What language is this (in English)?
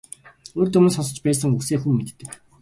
Mongolian